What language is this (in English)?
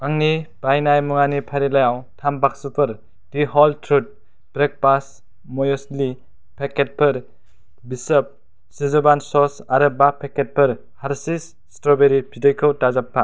Bodo